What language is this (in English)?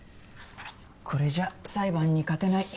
Japanese